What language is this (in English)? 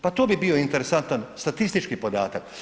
Croatian